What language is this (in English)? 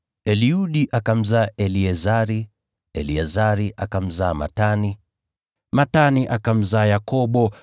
Swahili